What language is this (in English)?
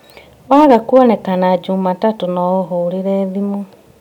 Kikuyu